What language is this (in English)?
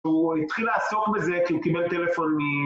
Hebrew